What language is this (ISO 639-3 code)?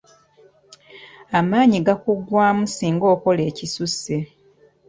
lug